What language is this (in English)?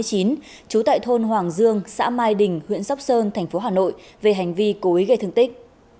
Vietnamese